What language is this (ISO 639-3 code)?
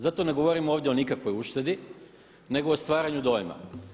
hrv